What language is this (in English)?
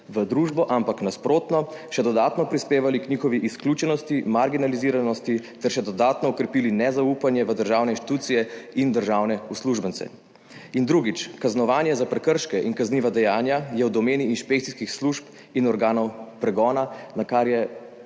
Slovenian